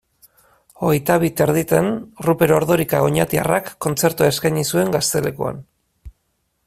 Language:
Basque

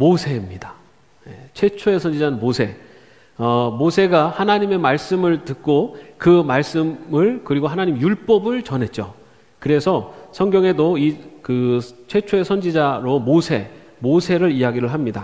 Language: Korean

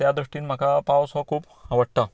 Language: Konkani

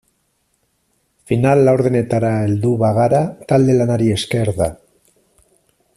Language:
Basque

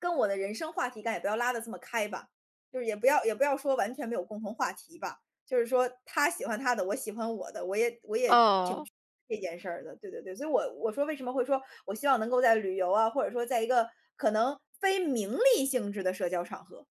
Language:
Chinese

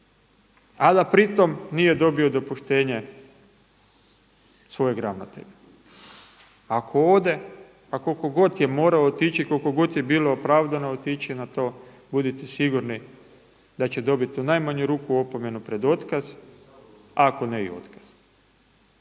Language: Croatian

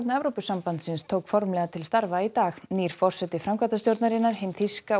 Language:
Icelandic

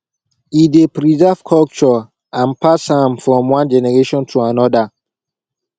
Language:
Nigerian Pidgin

